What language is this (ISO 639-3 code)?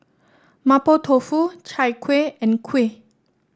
eng